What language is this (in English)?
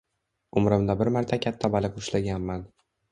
Uzbek